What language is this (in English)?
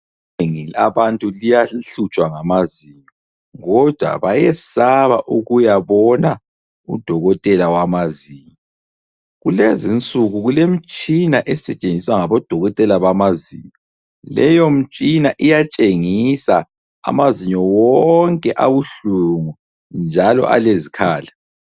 North Ndebele